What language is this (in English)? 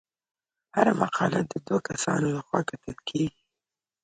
Pashto